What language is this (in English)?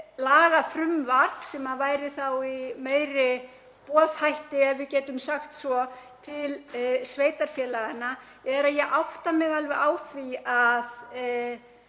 Icelandic